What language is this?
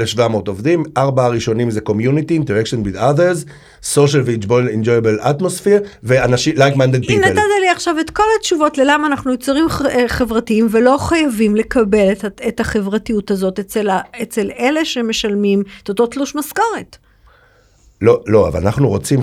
Hebrew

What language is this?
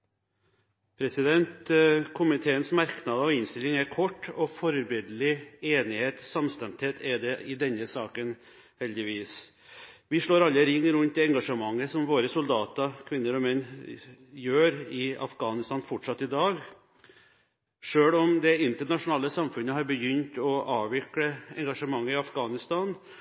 Norwegian Bokmål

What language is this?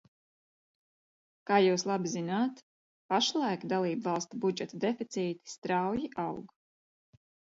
Latvian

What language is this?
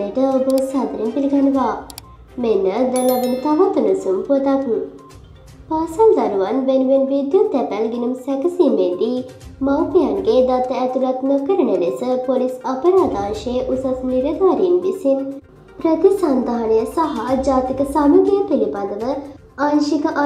Turkish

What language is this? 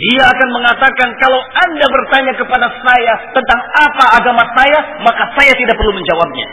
Indonesian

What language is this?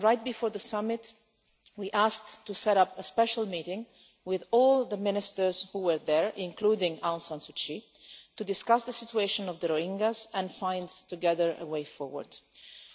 English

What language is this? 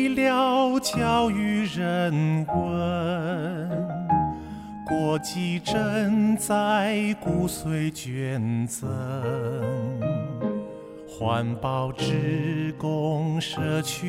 Chinese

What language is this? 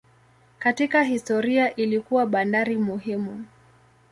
Swahili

